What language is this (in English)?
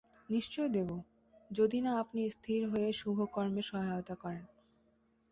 Bangla